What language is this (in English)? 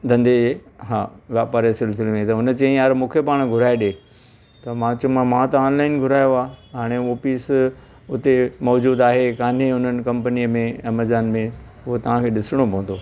Sindhi